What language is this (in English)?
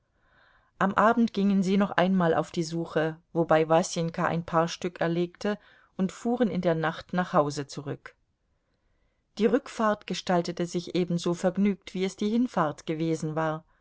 German